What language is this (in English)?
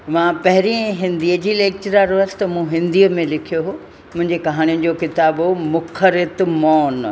Sindhi